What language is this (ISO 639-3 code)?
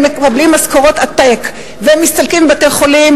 heb